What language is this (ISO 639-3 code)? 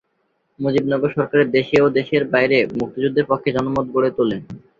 ben